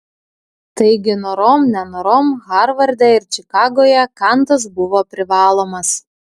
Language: Lithuanian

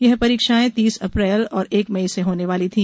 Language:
Hindi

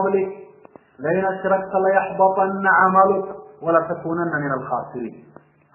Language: Arabic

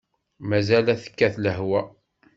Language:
Kabyle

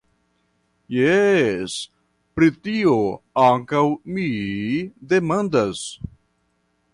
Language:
Esperanto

